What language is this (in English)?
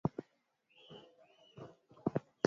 Swahili